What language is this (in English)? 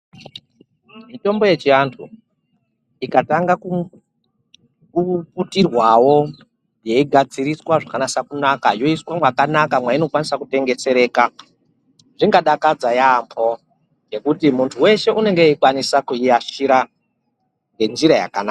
Ndau